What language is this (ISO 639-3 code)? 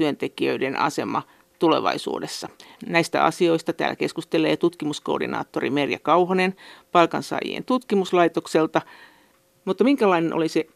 fin